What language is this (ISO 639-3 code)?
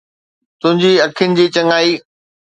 snd